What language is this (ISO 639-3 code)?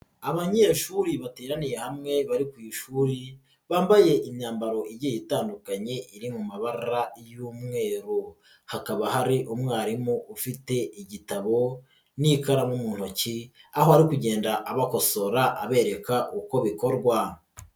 kin